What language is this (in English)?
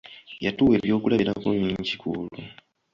Ganda